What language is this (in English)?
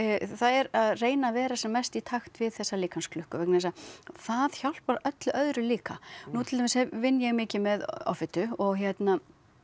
Icelandic